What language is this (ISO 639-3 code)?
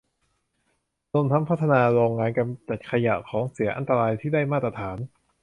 tha